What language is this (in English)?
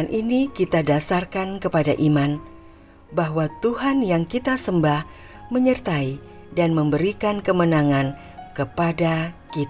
Indonesian